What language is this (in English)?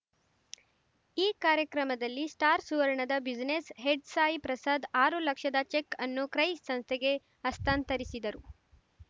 Kannada